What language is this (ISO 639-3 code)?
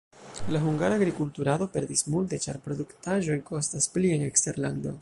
epo